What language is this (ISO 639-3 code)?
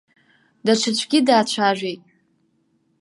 abk